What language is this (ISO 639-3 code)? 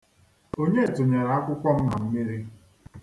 ibo